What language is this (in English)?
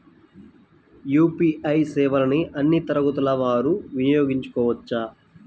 Telugu